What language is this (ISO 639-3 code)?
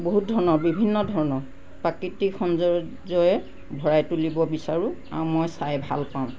asm